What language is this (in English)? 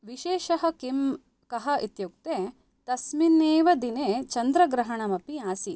Sanskrit